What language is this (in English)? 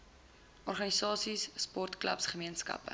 Afrikaans